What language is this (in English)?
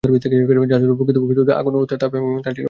Bangla